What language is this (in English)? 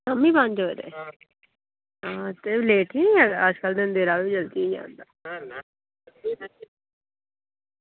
Dogri